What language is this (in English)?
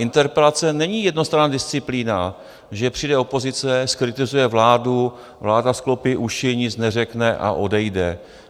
Czech